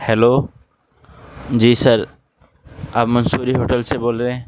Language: Urdu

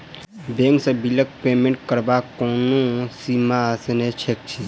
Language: Maithili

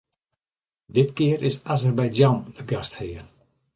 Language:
Western Frisian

